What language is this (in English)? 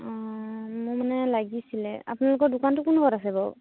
Assamese